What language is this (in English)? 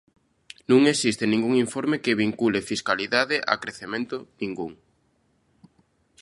Galician